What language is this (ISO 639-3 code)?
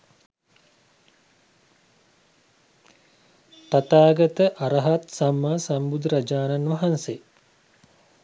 sin